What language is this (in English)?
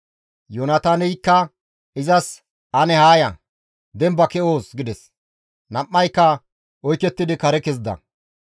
Gamo